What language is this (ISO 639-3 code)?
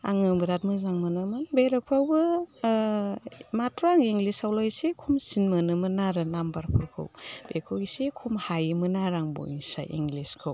brx